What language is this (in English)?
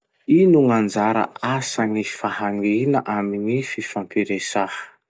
Masikoro Malagasy